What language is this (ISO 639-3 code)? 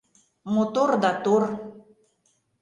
chm